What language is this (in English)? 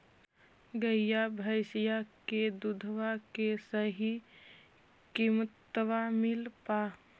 Magahi